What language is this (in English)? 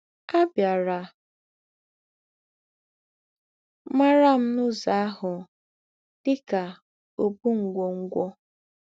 Igbo